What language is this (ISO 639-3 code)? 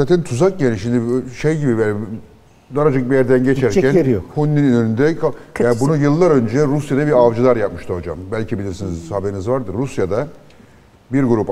tur